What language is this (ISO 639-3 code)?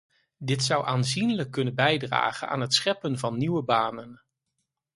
nld